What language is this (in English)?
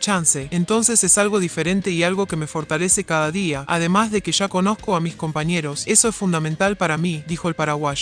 Spanish